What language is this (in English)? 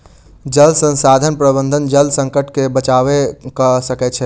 Maithili